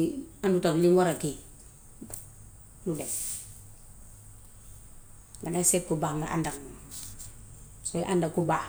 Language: Gambian Wolof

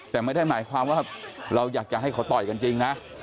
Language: Thai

